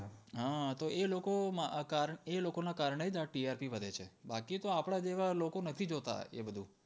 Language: Gujarati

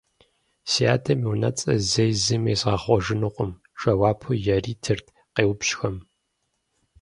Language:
Kabardian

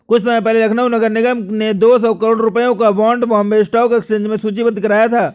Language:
Hindi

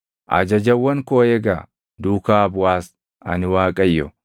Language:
Oromo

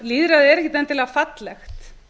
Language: Icelandic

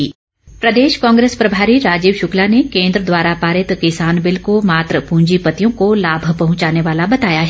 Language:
Hindi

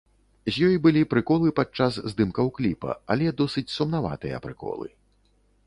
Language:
Belarusian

